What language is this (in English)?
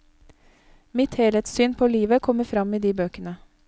Norwegian